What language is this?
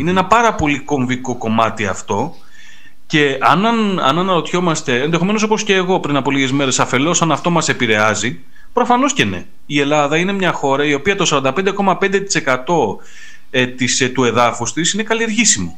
Greek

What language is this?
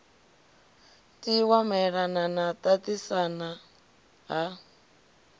Venda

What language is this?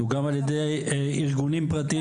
Hebrew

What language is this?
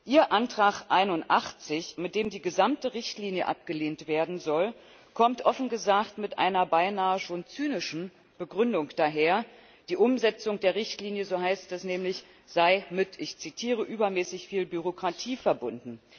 German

